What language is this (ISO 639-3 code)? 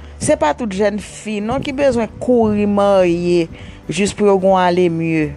fil